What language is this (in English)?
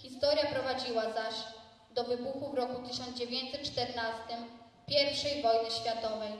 Polish